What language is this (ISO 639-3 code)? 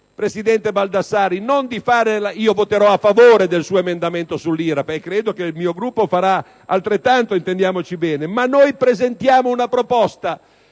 ita